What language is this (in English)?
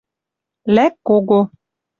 Western Mari